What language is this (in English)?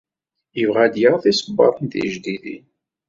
Kabyle